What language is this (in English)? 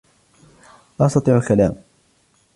Arabic